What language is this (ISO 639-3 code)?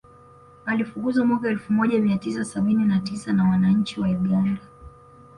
swa